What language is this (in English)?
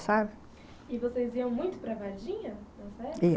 Portuguese